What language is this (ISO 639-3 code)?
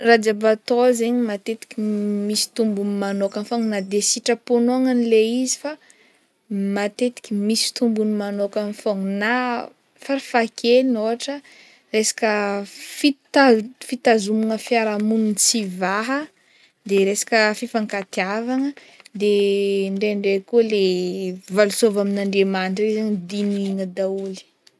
bmm